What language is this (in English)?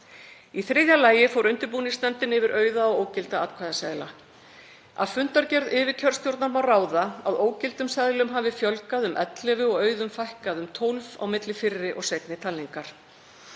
Icelandic